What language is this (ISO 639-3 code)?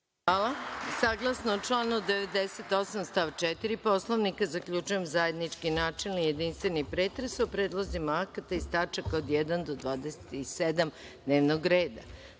srp